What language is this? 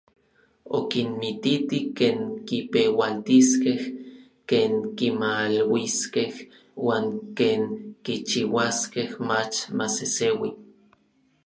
Orizaba Nahuatl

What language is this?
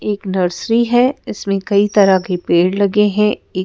Hindi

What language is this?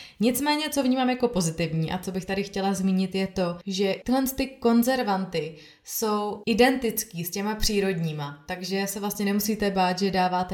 Czech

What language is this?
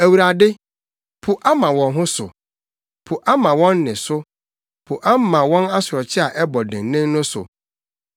Akan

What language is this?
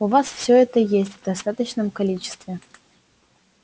Russian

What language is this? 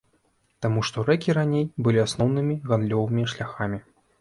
Belarusian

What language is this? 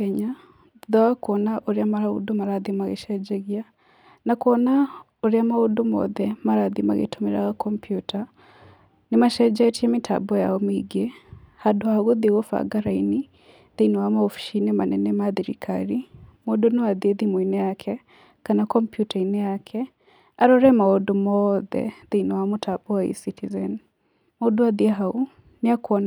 Kikuyu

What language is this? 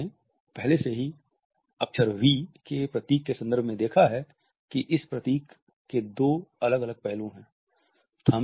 Hindi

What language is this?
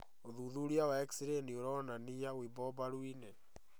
Kikuyu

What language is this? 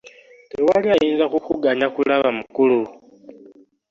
Ganda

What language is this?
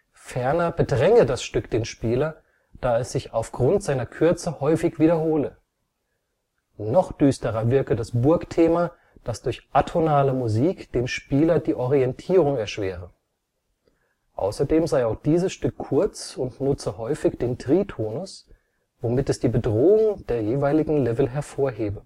German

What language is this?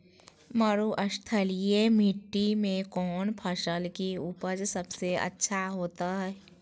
Magahi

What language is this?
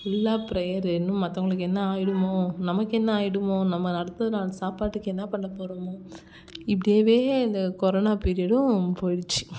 Tamil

